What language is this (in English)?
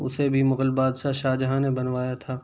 Urdu